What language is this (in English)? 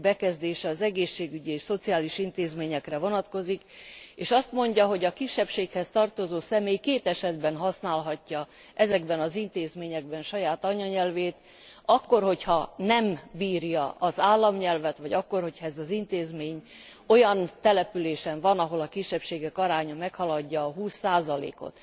Hungarian